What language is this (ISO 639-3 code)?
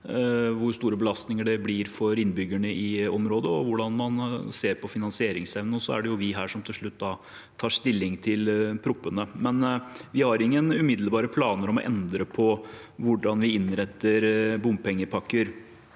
nor